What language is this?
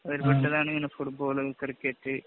Malayalam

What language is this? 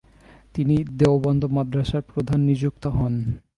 Bangla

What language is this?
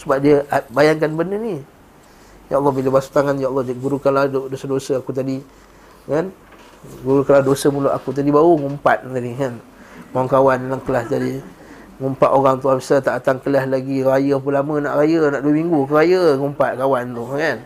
Malay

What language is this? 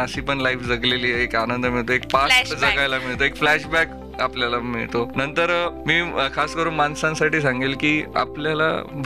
Marathi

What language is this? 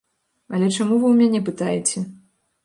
Belarusian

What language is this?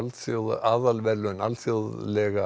Icelandic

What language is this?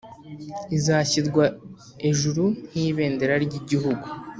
Kinyarwanda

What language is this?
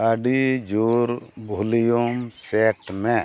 Santali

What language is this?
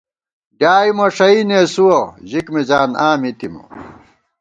Gawar-Bati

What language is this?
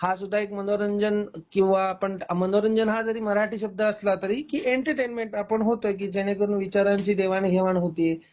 Marathi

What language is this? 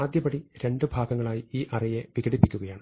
Malayalam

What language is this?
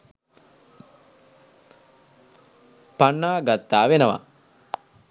Sinhala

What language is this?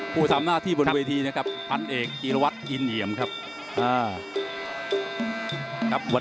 Thai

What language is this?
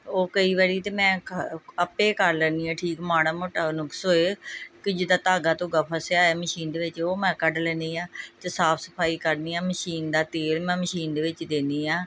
Punjabi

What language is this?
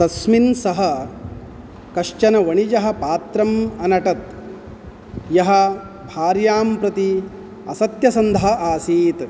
Sanskrit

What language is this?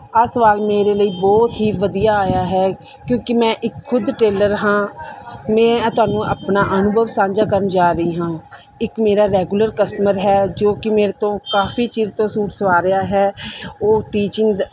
Punjabi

